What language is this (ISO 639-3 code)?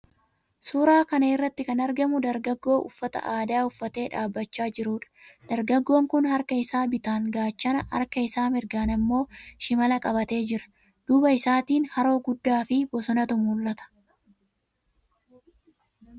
orm